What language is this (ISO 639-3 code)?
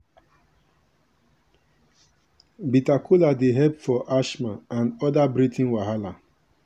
pcm